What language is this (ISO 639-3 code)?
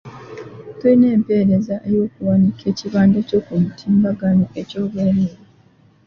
lug